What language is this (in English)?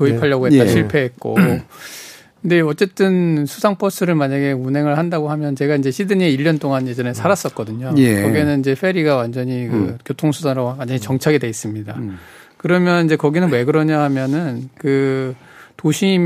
Korean